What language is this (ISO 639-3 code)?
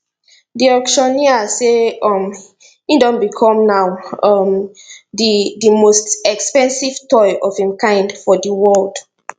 pcm